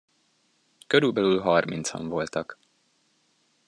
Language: Hungarian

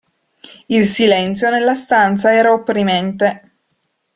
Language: Italian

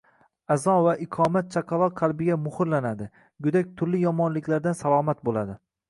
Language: Uzbek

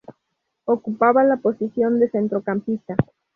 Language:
Spanish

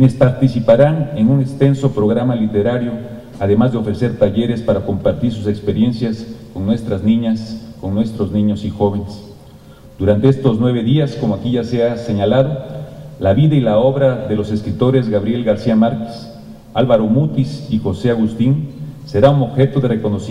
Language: Spanish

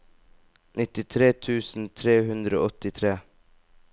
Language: Norwegian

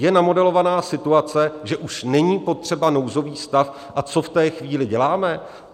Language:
Czech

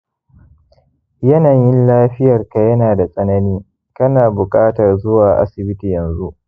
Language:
Hausa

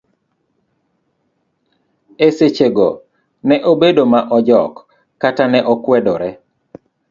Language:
Luo (Kenya and Tanzania)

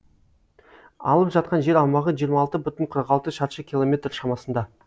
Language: Kazakh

